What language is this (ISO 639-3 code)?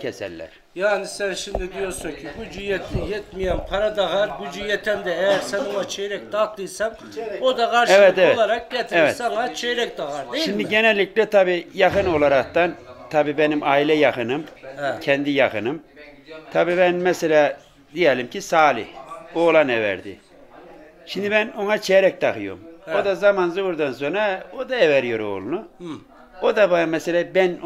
tur